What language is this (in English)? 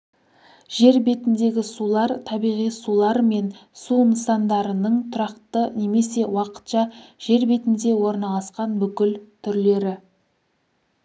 Kazakh